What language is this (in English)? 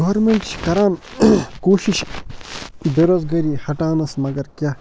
Kashmiri